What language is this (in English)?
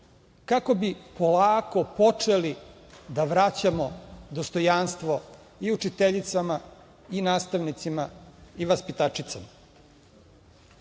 Serbian